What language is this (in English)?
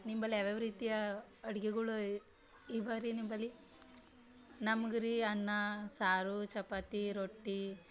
Kannada